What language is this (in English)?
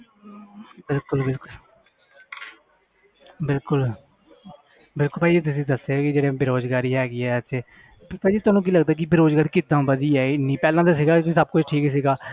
Punjabi